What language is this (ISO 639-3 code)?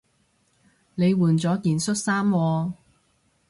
yue